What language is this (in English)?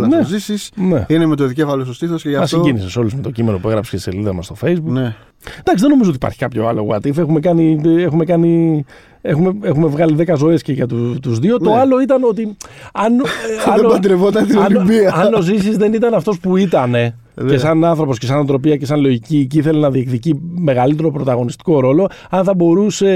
Greek